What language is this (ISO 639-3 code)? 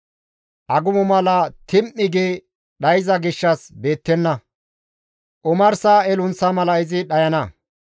gmv